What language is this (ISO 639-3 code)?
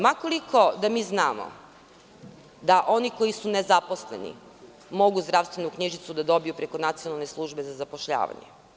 srp